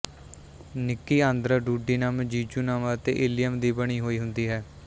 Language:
Punjabi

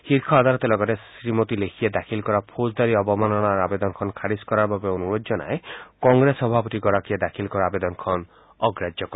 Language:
Assamese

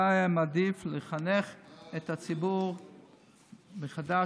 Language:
Hebrew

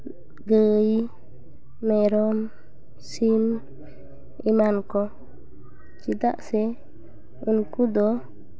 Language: Santali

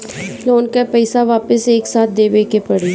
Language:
Bhojpuri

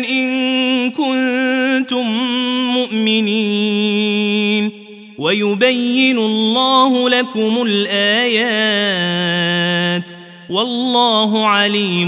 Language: Arabic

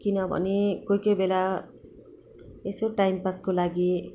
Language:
Nepali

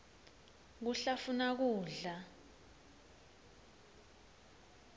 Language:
Swati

